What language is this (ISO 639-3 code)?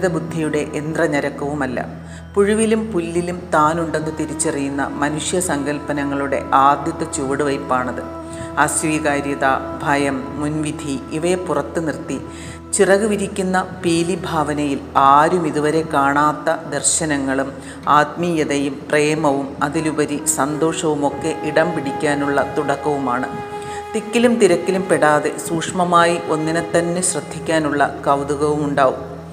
mal